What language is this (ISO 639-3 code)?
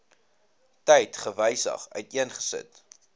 afr